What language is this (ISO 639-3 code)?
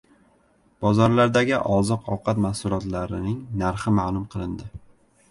uzb